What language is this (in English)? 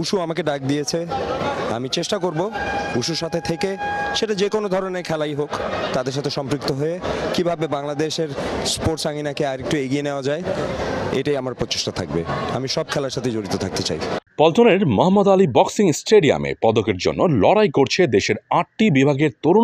Turkish